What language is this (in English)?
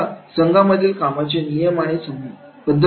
Marathi